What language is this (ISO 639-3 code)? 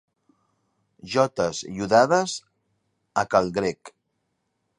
cat